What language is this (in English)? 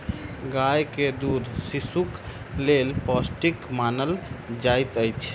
Maithili